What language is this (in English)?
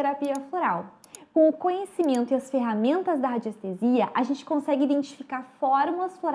Portuguese